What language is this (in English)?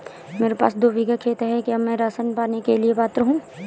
Hindi